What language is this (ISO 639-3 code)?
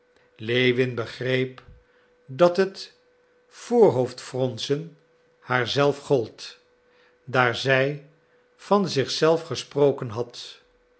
nld